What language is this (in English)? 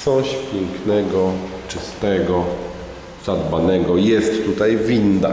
Polish